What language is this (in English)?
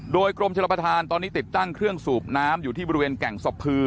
Thai